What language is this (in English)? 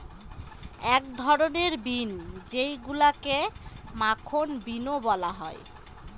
Bangla